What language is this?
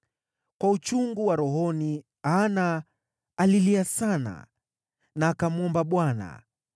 Swahili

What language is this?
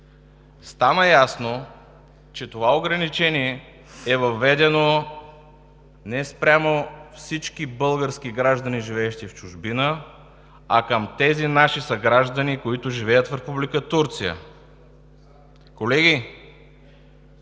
Bulgarian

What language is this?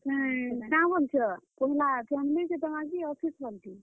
Odia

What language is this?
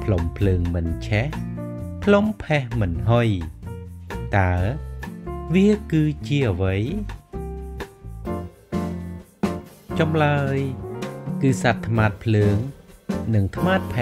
Thai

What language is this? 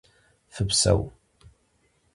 Kabardian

